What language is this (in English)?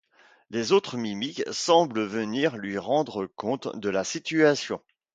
French